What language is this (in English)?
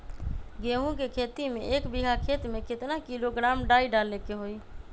Magahi